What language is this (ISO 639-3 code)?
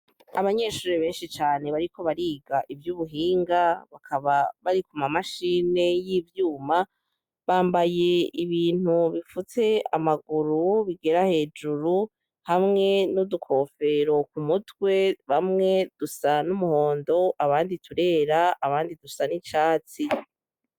run